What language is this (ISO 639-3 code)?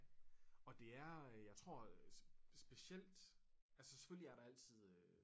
dan